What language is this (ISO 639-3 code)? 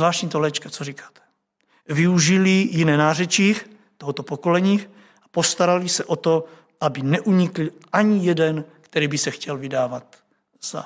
ces